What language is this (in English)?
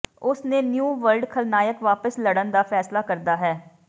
Punjabi